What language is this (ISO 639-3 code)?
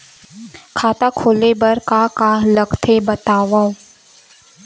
hne